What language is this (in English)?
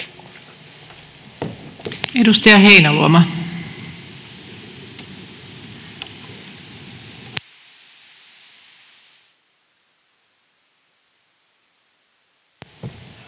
Finnish